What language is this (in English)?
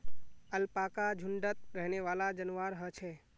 Magahi